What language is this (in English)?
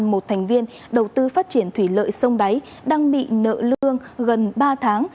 Vietnamese